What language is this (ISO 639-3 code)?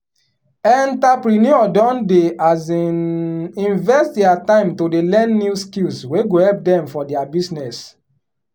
pcm